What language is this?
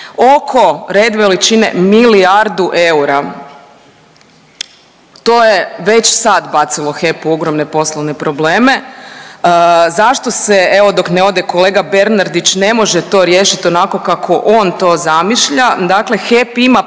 Croatian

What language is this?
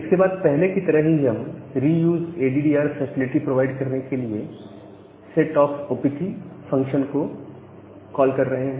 Hindi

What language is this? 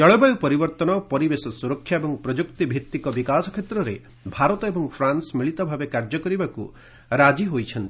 Odia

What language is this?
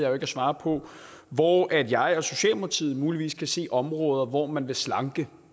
Danish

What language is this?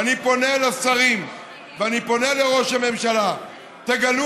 Hebrew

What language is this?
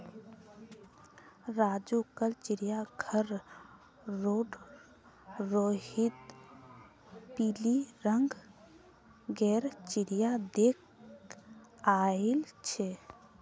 Magahi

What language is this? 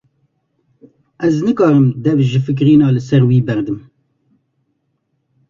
Kurdish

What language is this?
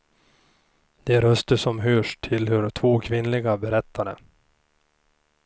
Swedish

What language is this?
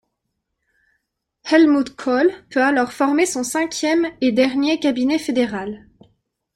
French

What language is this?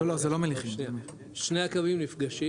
Hebrew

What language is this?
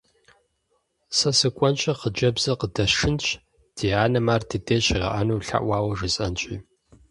Kabardian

